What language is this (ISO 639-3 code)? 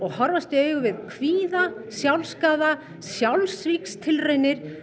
isl